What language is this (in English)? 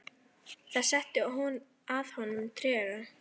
Icelandic